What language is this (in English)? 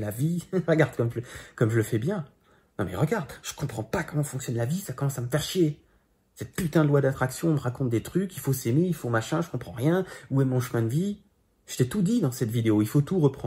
French